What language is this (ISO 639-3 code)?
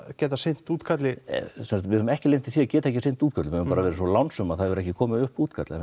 isl